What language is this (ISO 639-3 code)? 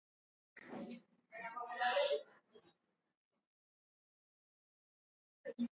swa